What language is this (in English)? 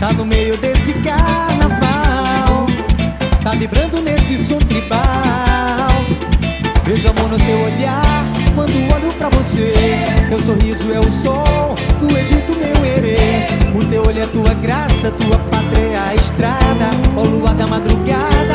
Portuguese